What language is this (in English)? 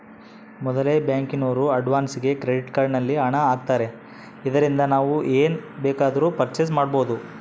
Kannada